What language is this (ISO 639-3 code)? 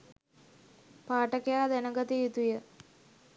sin